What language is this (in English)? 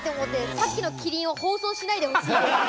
Japanese